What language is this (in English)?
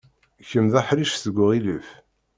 Kabyle